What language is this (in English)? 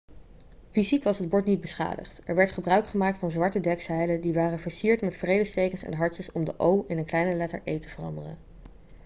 Dutch